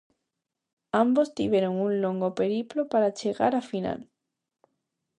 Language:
Galician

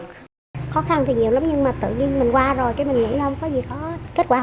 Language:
Vietnamese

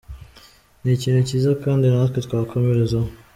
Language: Kinyarwanda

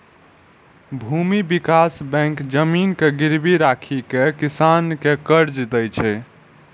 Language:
Maithili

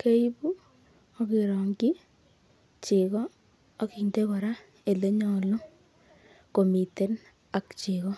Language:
Kalenjin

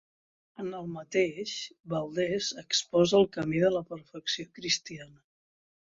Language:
Catalan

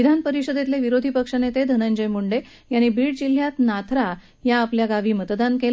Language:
Marathi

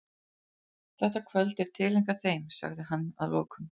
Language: Icelandic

